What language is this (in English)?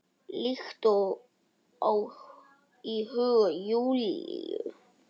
Icelandic